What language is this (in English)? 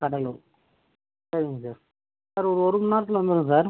Tamil